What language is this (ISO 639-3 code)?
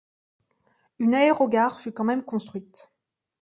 fra